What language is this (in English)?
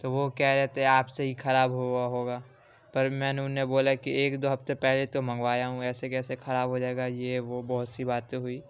Urdu